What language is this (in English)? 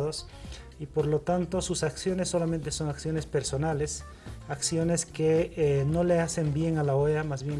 Spanish